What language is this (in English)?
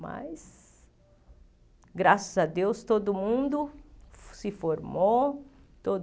Portuguese